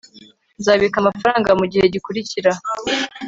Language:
Kinyarwanda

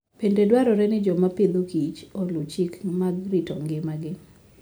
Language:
Luo (Kenya and Tanzania)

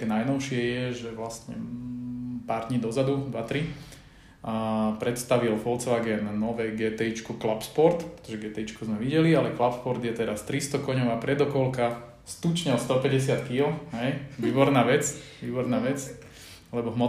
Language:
Slovak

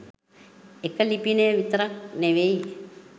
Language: Sinhala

